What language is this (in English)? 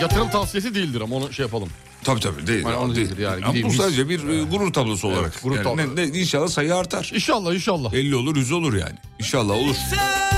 Turkish